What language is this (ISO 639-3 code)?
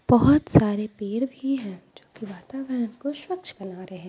hin